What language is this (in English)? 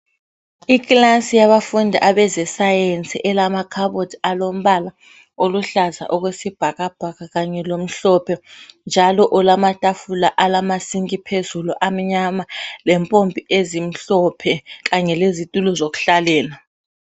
North Ndebele